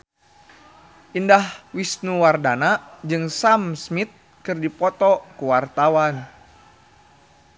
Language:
Sundanese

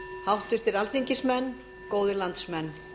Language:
Icelandic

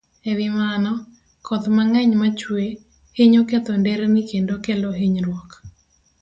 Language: Luo (Kenya and Tanzania)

